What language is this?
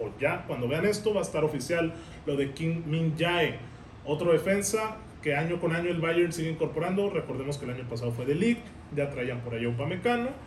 Spanish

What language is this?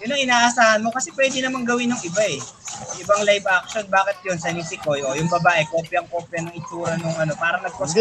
Filipino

